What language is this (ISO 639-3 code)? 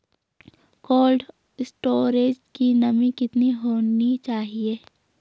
hin